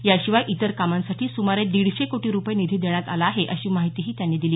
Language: Marathi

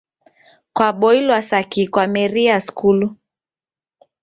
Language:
Taita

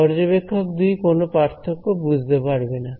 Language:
Bangla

